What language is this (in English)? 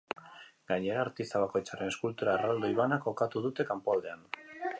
Basque